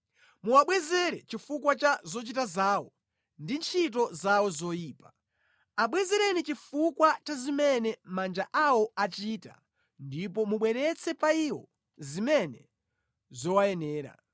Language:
Nyanja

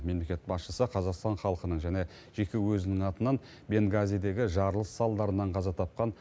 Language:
Kazakh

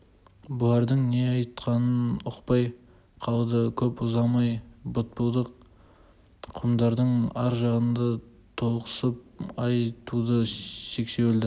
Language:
Kazakh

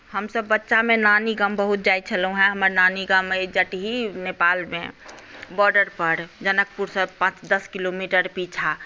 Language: Maithili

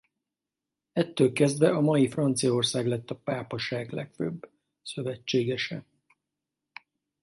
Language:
Hungarian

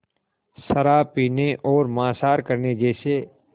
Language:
Hindi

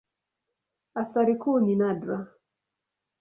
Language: Swahili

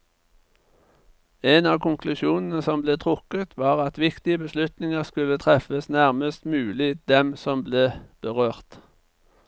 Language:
Norwegian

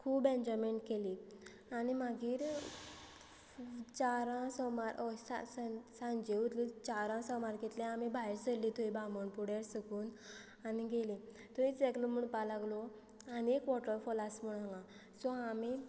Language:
Konkani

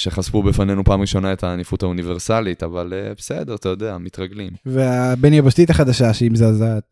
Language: Hebrew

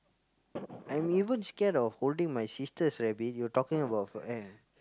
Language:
English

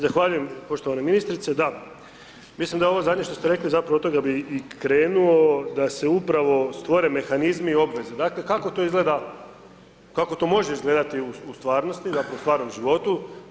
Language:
Croatian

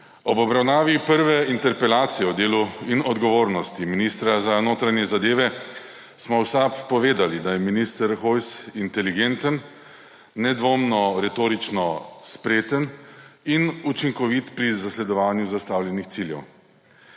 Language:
Slovenian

